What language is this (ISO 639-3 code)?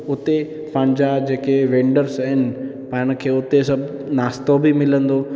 snd